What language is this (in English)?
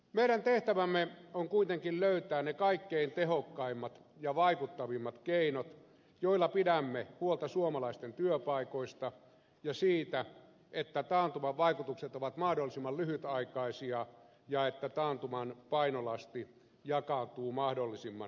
Finnish